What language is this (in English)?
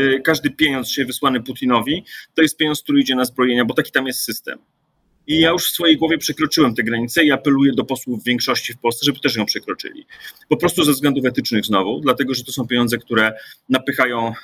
Polish